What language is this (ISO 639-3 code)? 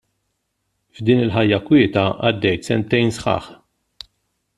mlt